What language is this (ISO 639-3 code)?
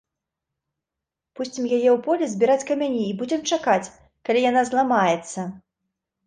bel